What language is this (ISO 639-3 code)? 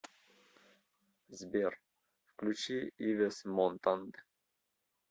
rus